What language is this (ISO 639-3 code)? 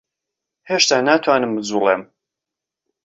ckb